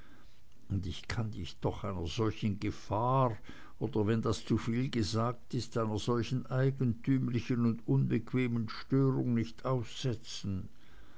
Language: German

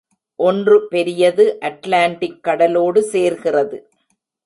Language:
Tamil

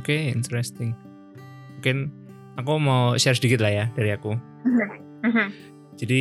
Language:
Indonesian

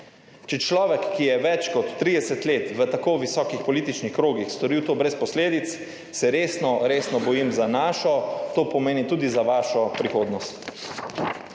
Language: Slovenian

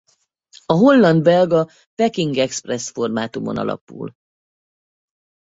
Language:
Hungarian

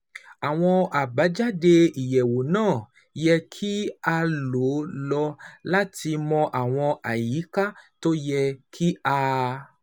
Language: Yoruba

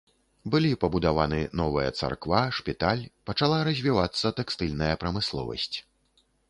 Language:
Belarusian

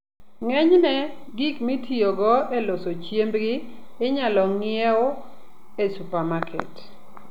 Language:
Luo (Kenya and Tanzania)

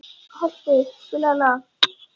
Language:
Icelandic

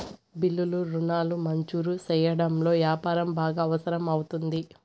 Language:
Telugu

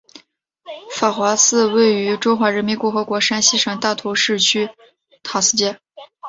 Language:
Chinese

